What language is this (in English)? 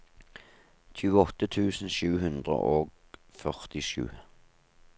Norwegian